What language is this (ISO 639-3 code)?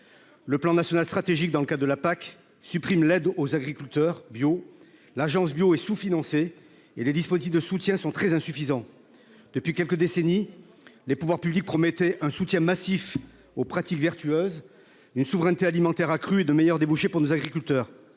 fra